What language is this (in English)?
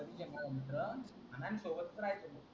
Marathi